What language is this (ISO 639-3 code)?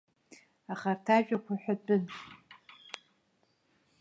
abk